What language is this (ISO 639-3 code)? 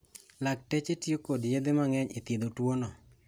luo